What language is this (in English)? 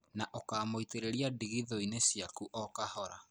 Kikuyu